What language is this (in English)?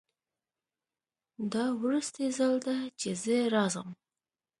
Pashto